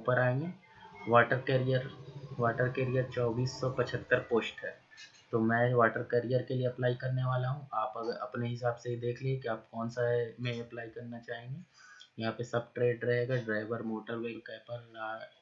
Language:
Hindi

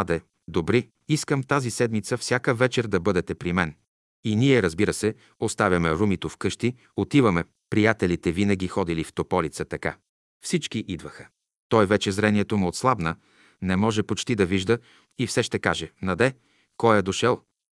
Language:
Bulgarian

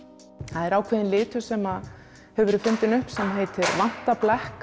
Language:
Icelandic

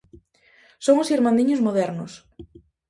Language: Galician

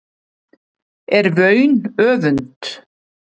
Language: Icelandic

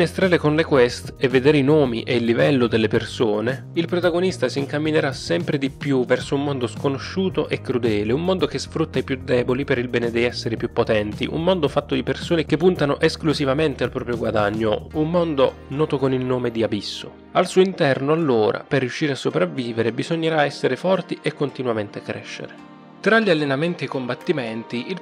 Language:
Italian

